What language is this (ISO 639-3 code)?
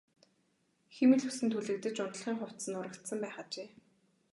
mon